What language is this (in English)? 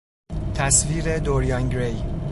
Persian